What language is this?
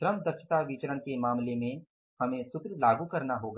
Hindi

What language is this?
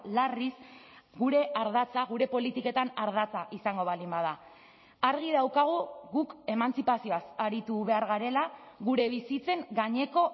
Basque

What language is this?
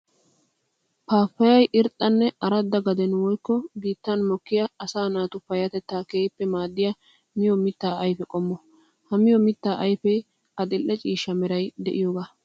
Wolaytta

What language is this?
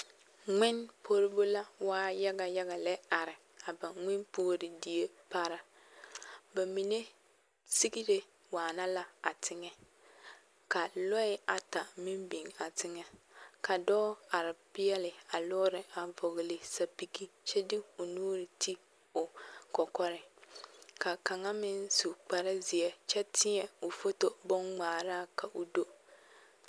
Southern Dagaare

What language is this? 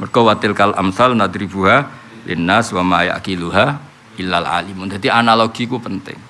Indonesian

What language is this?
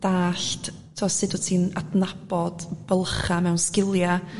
Welsh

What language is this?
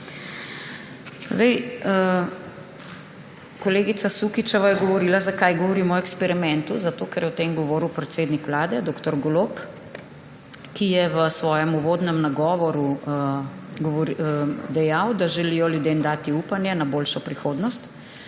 Slovenian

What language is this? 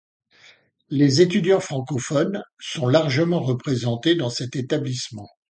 French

